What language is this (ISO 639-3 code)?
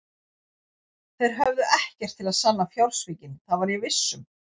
isl